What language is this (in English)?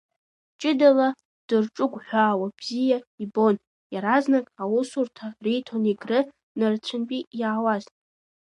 Abkhazian